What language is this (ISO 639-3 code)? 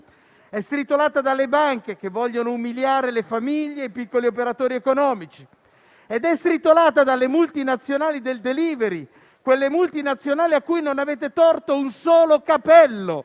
ita